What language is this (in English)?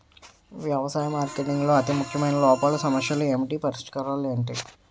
Telugu